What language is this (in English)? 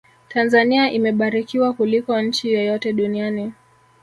Swahili